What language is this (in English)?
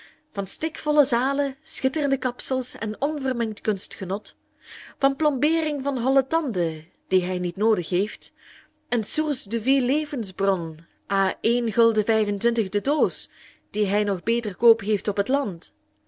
Dutch